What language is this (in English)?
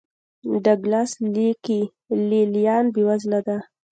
Pashto